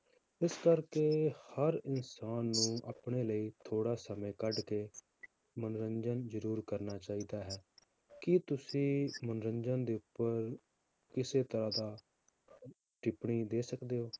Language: Punjabi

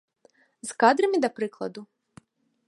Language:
Belarusian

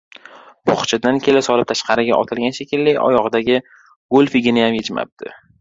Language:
Uzbek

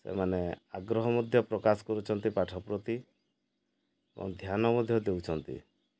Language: Odia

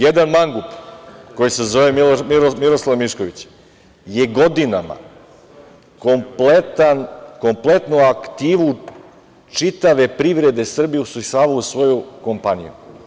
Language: Serbian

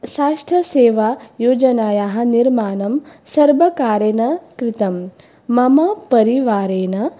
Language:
Sanskrit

